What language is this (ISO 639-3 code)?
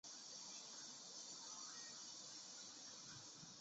zho